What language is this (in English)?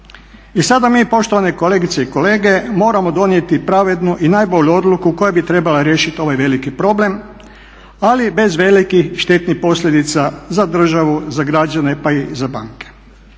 Croatian